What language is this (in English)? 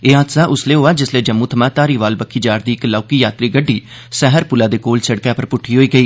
Dogri